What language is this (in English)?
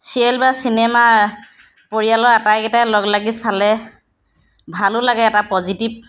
Assamese